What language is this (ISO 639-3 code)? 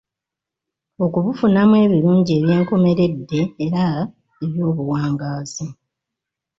lug